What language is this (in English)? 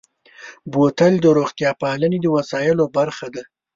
Pashto